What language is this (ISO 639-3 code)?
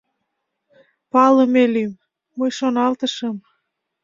chm